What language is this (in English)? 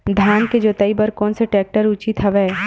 Chhattisgarhi